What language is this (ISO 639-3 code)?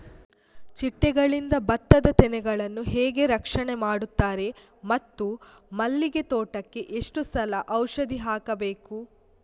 kan